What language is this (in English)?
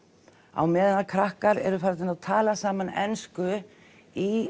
Icelandic